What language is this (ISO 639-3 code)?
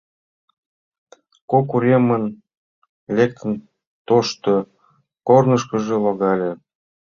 chm